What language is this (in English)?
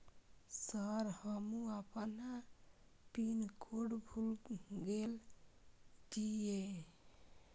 Maithili